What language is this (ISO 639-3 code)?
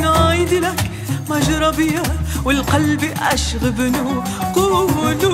ara